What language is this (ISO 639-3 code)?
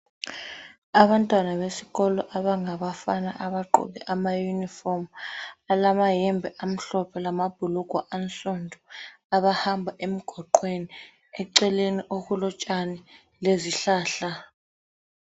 nde